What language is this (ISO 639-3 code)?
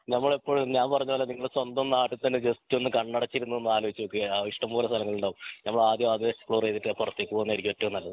mal